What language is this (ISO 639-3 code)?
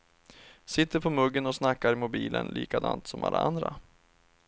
swe